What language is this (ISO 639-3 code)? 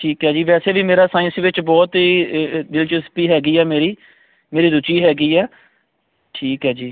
pan